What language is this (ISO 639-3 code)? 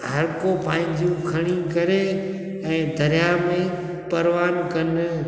snd